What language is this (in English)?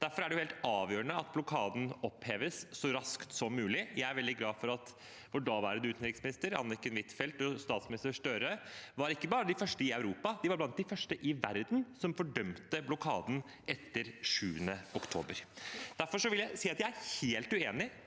Norwegian